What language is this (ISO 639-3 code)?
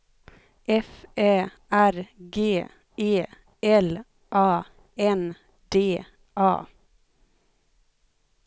swe